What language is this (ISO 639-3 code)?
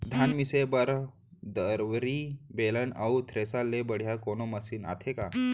hne